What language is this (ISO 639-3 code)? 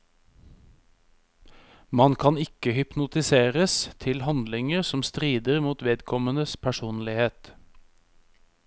nor